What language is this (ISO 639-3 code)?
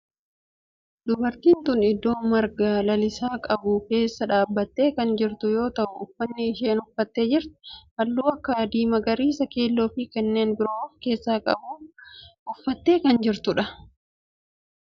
orm